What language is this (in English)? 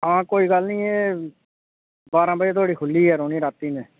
Dogri